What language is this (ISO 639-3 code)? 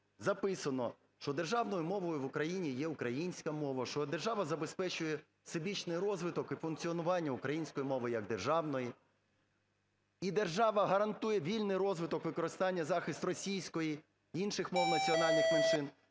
ukr